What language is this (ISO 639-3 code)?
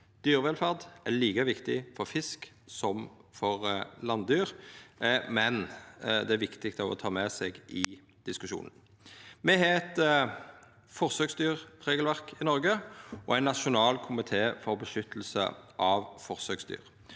nor